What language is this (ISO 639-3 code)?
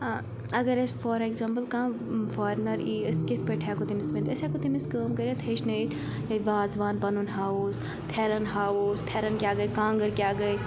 kas